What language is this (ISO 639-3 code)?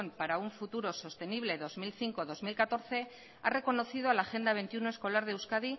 spa